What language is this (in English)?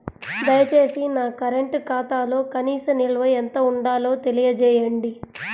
Telugu